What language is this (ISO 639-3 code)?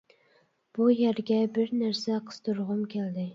uig